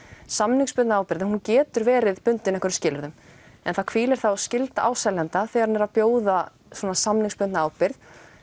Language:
Icelandic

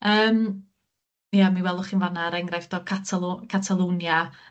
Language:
Welsh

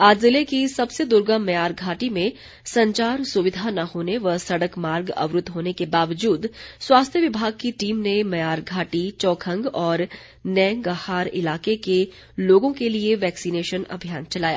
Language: Hindi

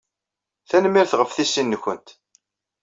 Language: Kabyle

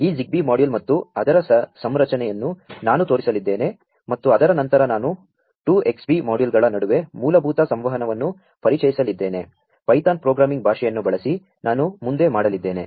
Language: Kannada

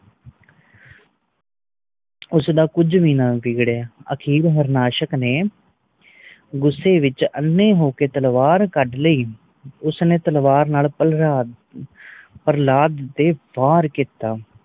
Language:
Punjabi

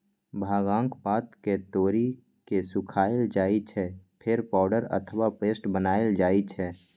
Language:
Maithili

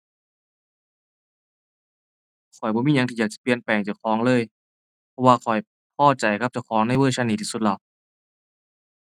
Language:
Thai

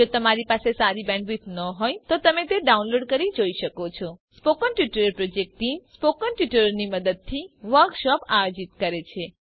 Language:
Gujarati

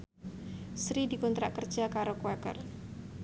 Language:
Javanese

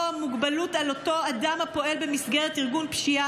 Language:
Hebrew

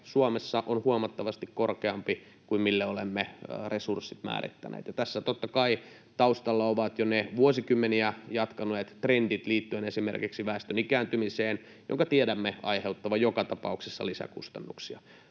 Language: Finnish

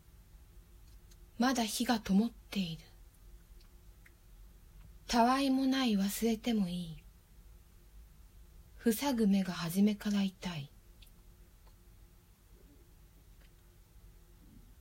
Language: Japanese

